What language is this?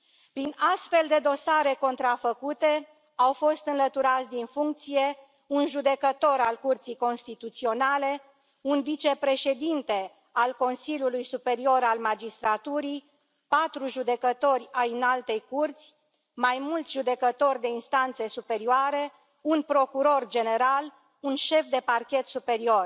Romanian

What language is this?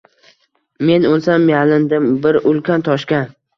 Uzbek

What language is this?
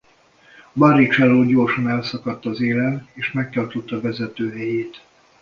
Hungarian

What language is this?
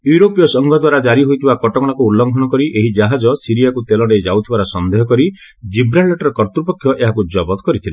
Odia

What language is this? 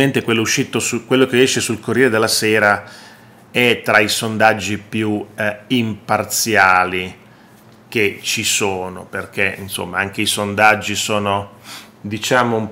Italian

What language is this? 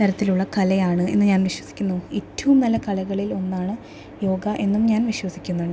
Malayalam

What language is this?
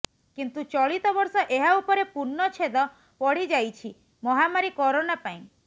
Odia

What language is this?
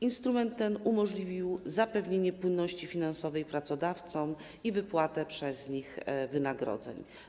Polish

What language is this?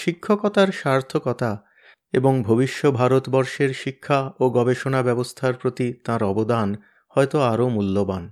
Bangla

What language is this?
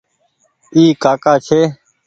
Goaria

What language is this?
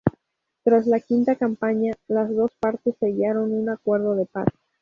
Spanish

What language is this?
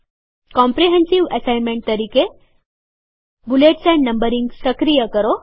Gujarati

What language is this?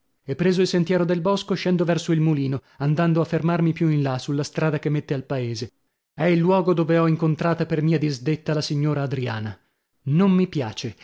Italian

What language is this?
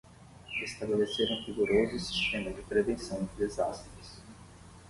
Portuguese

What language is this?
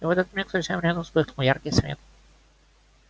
Russian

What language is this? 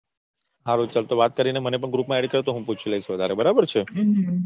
Gujarati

